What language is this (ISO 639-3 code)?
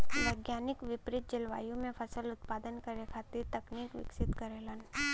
bho